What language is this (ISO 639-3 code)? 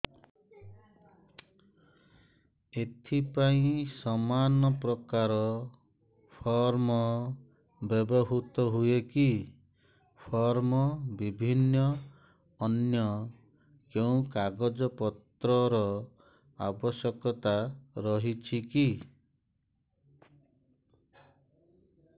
ori